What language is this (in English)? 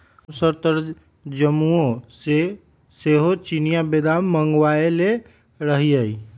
Magahi